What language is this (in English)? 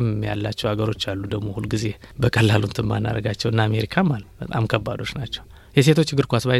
Amharic